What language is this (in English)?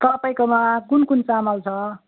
Nepali